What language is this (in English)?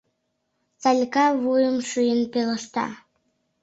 Mari